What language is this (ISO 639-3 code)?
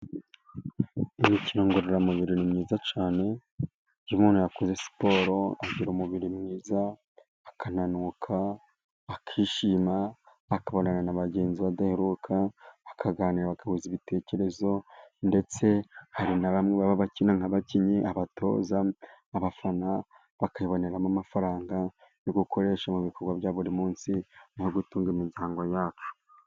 kin